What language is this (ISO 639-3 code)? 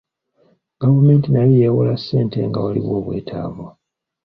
lug